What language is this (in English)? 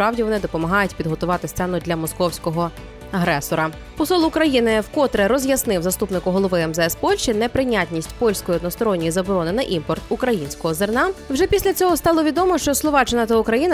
Ukrainian